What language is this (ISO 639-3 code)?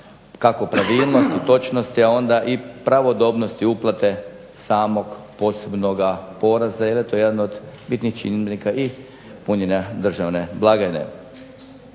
hrv